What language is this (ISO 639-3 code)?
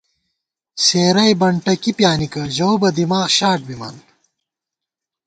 gwt